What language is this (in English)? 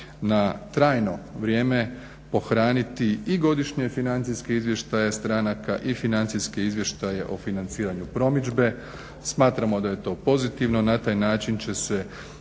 Croatian